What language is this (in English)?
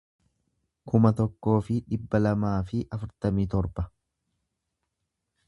Oromo